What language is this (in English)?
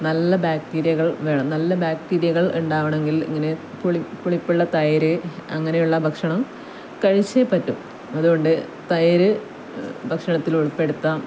Malayalam